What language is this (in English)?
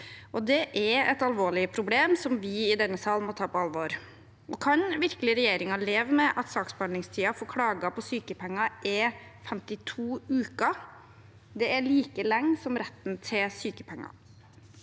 Norwegian